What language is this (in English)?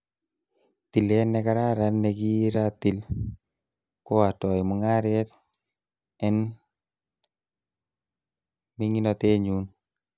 Kalenjin